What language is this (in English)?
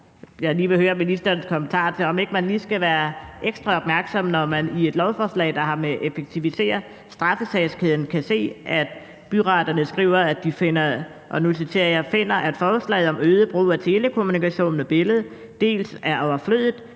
Danish